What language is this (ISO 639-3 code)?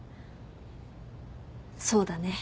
jpn